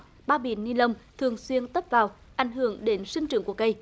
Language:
Vietnamese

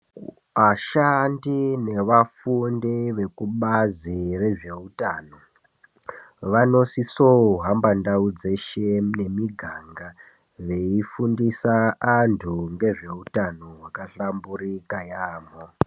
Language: Ndau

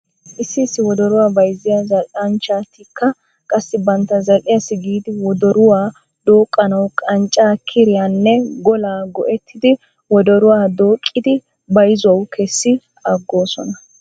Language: Wolaytta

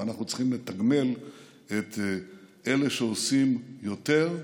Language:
Hebrew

